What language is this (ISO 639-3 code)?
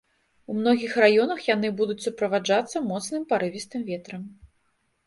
bel